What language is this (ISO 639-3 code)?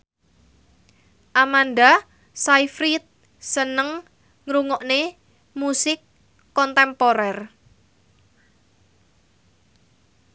jav